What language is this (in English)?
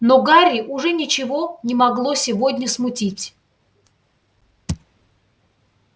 Russian